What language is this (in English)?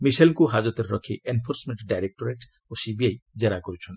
Odia